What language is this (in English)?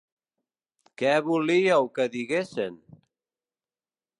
Catalan